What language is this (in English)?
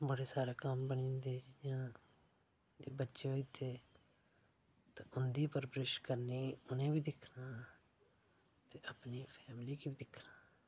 Dogri